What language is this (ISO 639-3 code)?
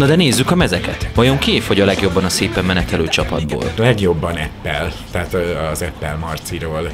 hun